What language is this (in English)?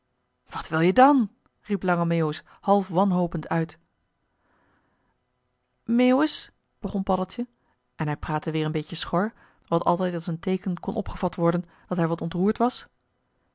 Dutch